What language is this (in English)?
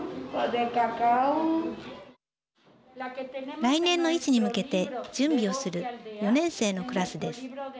Japanese